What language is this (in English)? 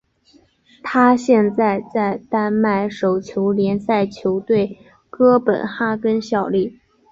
Chinese